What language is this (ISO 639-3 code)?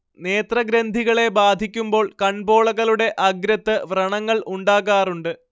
mal